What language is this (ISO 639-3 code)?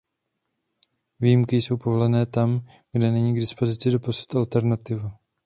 ces